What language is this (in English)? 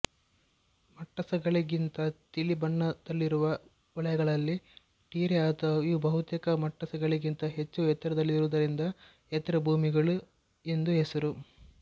Kannada